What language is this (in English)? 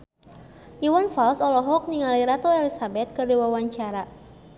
Sundanese